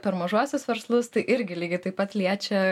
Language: Lithuanian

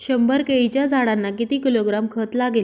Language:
Marathi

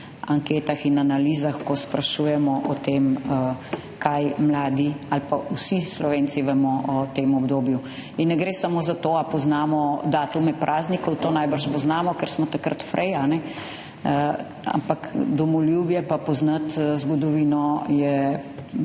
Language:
Slovenian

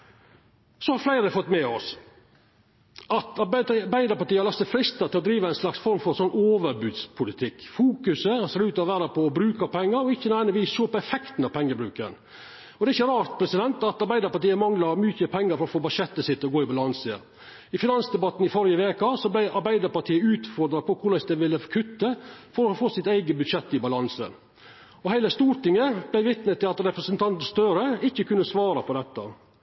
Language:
Norwegian Nynorsk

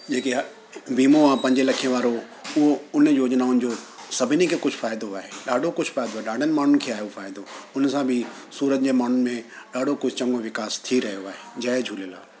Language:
Sindhi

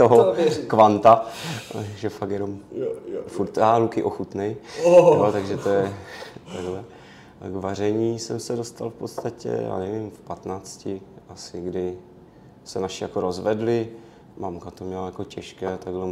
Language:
Czech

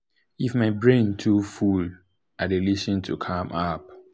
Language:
Nigerian Pidgin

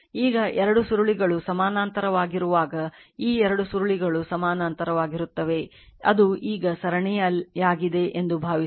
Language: Kannada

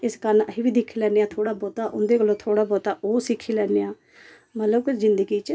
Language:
Dogri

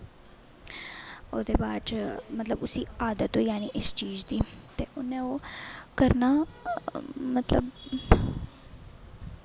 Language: Dogri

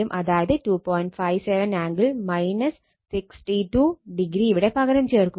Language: Malayalam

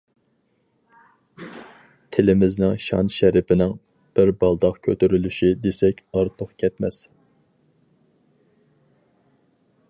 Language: Uyghur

